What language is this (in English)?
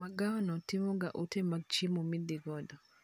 Luo (Kenya and Tanzania)